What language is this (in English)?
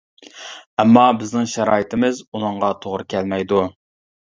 Uyghur